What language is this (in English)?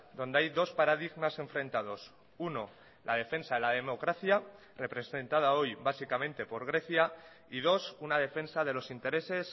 Spanish